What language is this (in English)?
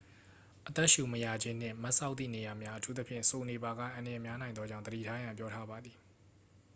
Burmese